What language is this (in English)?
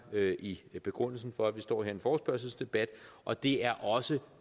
Danish